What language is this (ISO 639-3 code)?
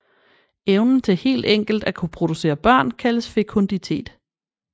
dan